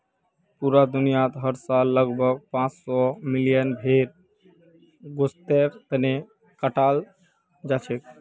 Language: Magahi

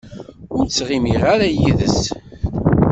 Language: Kabyle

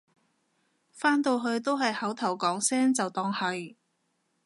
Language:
Cantonese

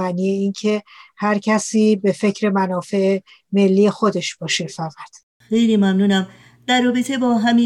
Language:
Persian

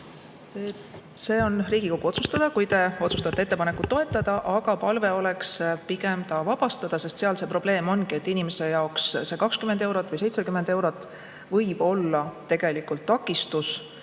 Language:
Estonian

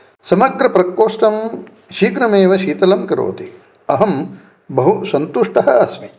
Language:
Sanskrit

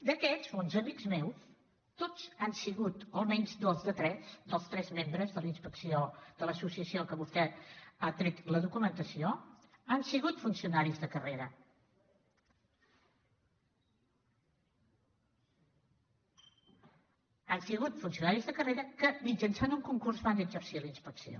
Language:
Catalan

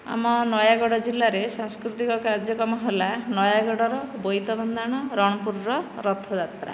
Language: Odia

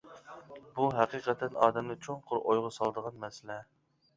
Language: Uyghur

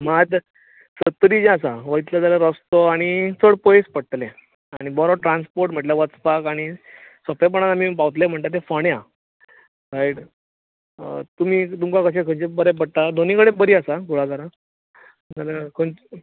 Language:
Konkani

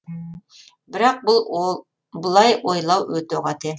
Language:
Kazakh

